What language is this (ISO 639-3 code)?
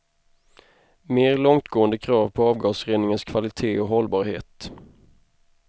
swe